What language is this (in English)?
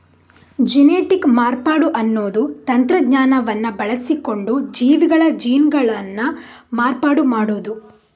Kannada